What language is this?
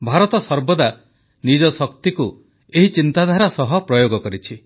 Odia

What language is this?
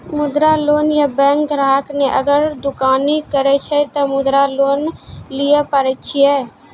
Maithili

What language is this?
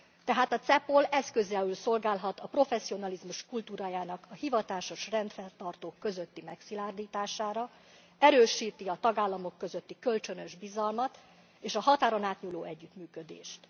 Hungarian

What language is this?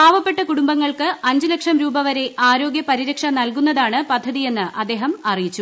Malayalam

